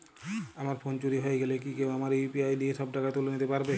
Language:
Bangla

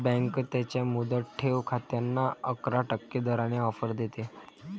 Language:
Marathi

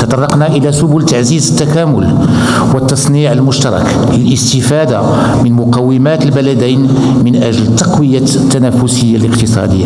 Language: Arabic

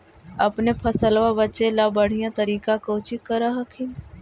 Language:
Magahi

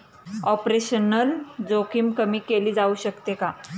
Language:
Marathi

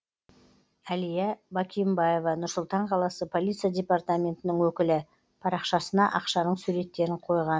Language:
Kazakh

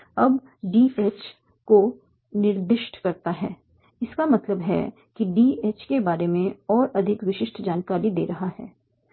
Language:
Hindi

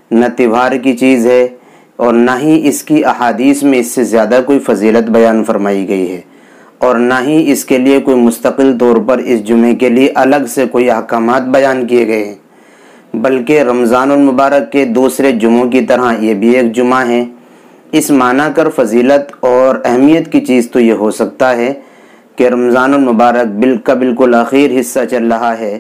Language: Indonesian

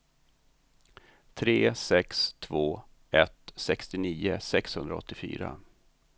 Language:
Swedish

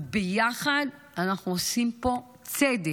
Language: Hebrew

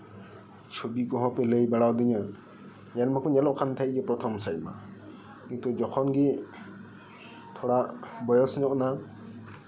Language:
Santali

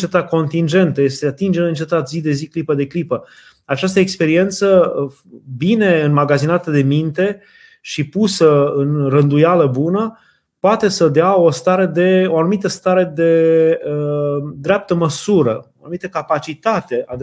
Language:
Romanian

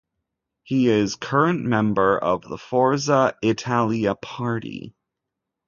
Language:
English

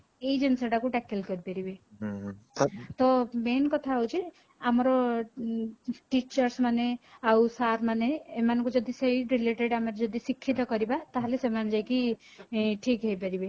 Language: Odia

